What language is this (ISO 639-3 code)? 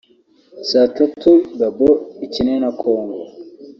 kin